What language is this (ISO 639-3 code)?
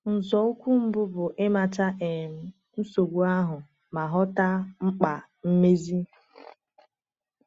ibo